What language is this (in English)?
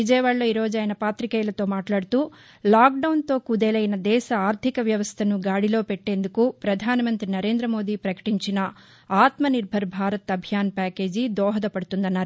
Telugu